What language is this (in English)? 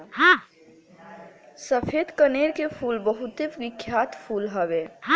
Bhojpuri